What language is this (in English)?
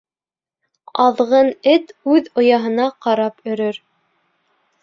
Bashkir